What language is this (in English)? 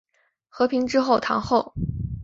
Chinese